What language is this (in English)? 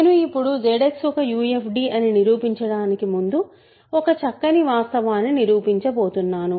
Telugu